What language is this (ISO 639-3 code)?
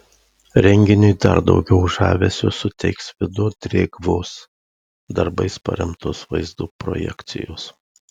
lit